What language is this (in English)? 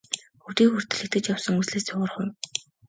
Mongolian